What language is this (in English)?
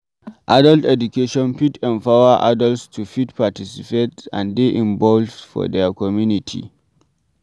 Nigerian Pidgin